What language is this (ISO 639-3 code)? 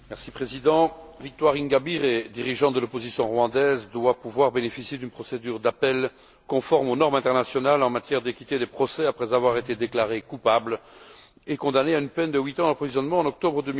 fra